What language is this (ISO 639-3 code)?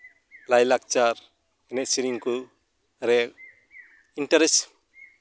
sat